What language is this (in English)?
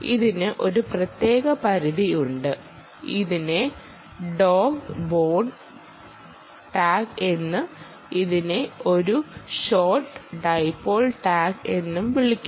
Malayalam